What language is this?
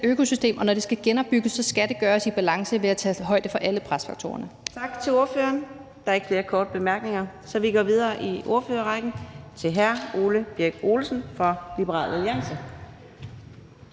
Danish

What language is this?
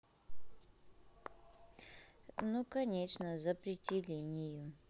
Russian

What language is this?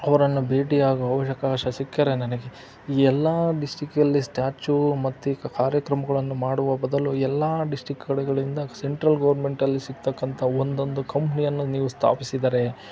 Kannada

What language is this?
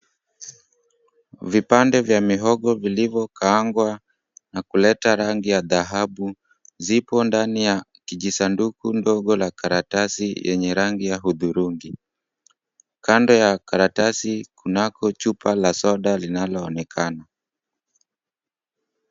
Swahili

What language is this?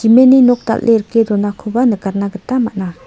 Garo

